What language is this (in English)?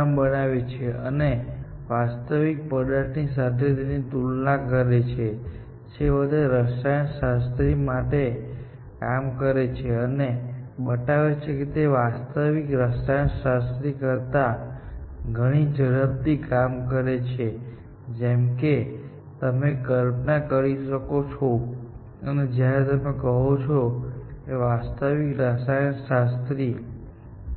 Gujarati